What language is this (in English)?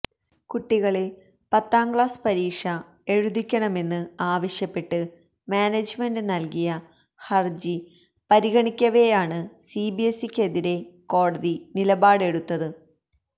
Malayalam